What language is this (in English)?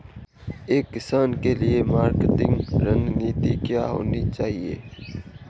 Hindi